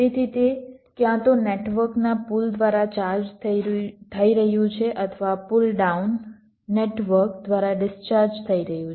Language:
Gujarati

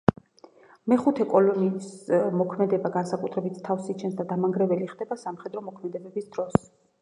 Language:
Georgian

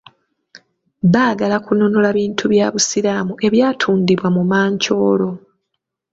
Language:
Ganda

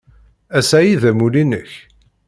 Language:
Kabyle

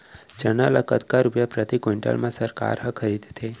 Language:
Chhattisgarhi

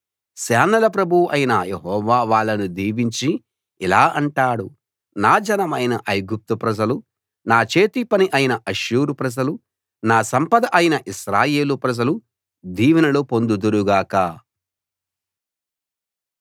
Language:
Telugu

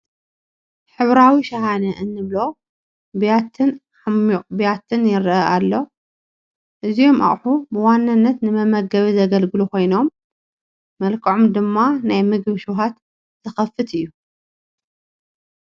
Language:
Tigrinya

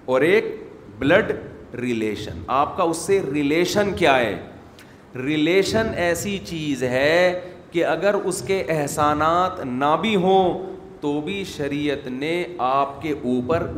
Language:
Urdu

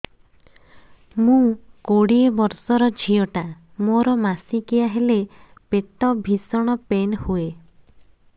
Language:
Odia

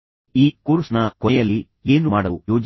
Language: Kannada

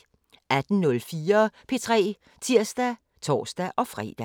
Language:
Danish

